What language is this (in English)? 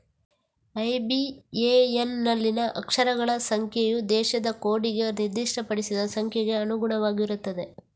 Kannada